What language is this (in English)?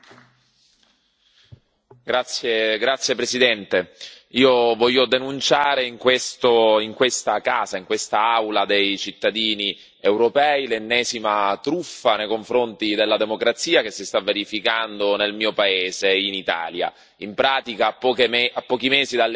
Italian